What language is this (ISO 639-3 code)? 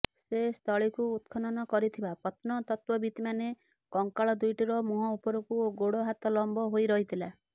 ori